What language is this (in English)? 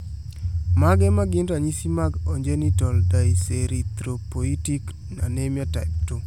Luo (Kenya and Tanzania)